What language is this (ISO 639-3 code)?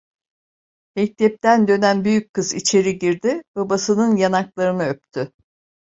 tur